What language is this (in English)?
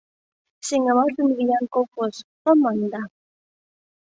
Mari